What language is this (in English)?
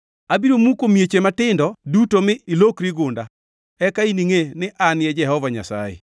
Luo (Kenya and Tanzania)